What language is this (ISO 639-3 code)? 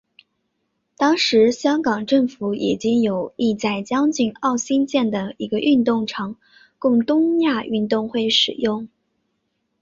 zho